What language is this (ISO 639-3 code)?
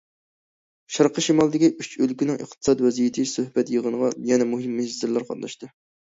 uig